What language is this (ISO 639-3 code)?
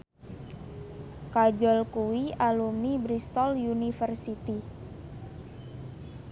jav